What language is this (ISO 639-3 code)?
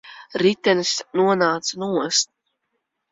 lav